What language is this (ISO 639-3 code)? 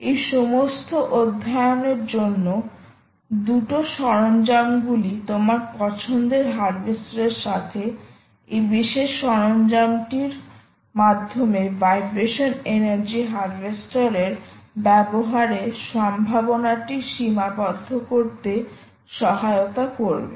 ben